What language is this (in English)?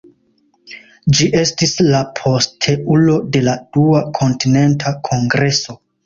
Esperanto